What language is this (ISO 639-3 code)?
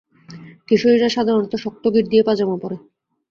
ben